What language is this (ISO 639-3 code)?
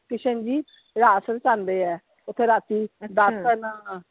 pan